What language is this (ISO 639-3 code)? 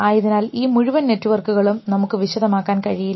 mal